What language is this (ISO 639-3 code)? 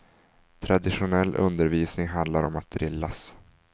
swe